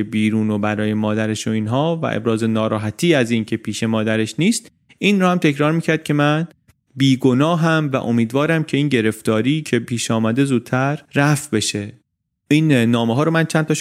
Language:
Persian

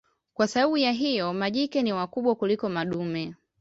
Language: Swahili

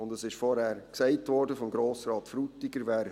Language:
Swiss German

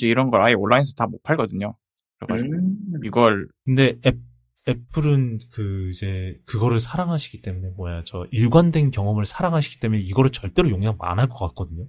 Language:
Korean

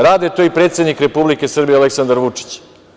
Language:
Serbian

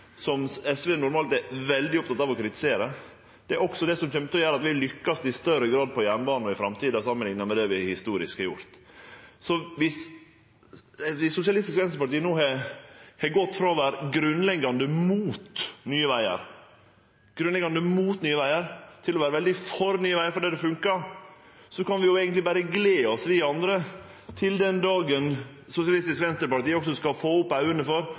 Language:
Norwegian Nynorsk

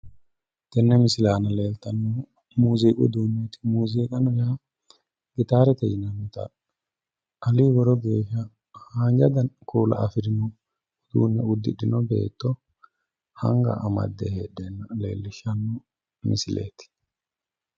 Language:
Sidamo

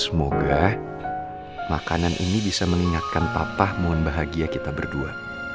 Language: Indonesian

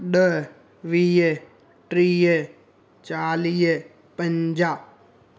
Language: Sindhi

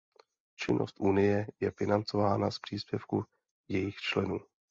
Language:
Czech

